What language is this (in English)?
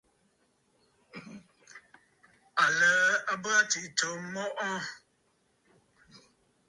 Bafut